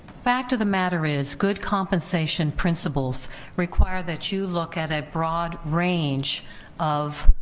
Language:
English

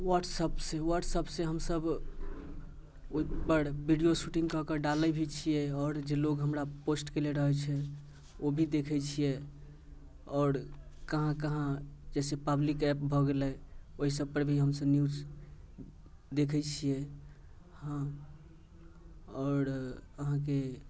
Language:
Maithili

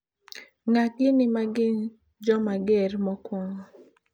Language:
Luo (Kenya and Tanzania)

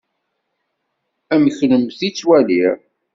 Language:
Kabyle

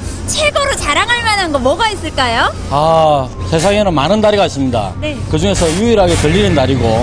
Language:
Korean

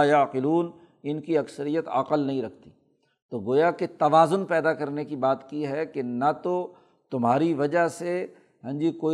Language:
Urdu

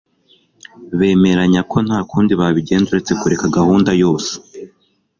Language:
Kinyarwanda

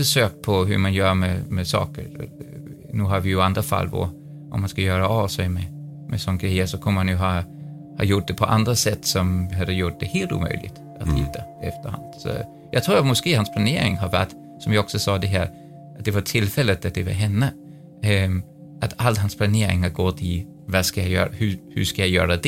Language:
Swedish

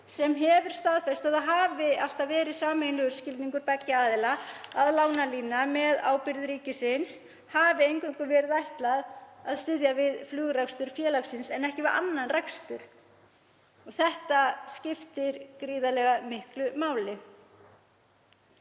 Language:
Icelandic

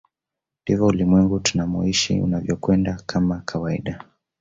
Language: Swahili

